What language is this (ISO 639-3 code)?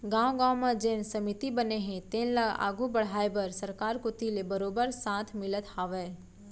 hne